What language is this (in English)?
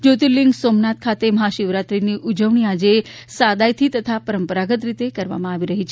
Gujarati